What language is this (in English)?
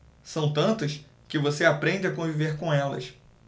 Portuguese